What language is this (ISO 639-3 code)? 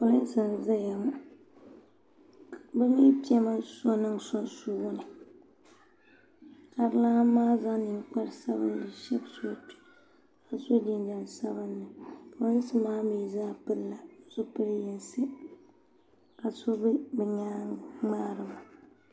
dag